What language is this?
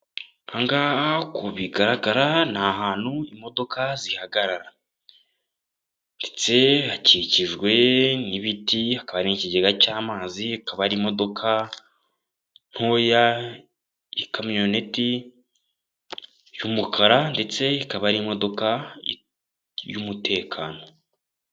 Kinyarwanda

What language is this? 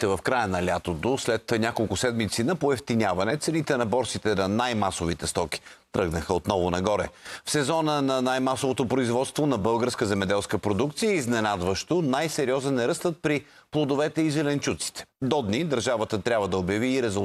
Bulgarian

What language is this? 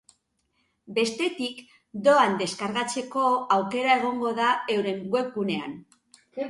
Basque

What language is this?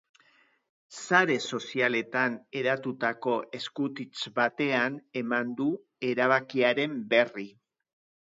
Basque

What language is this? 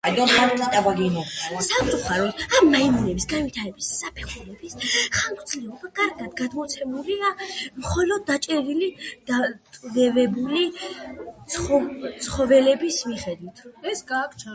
Georgian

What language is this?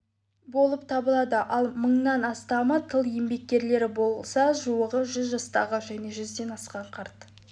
Kazakh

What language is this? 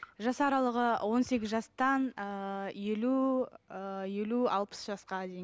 Kazakh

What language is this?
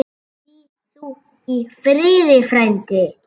Icelandic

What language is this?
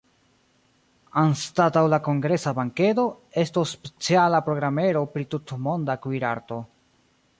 Esperanto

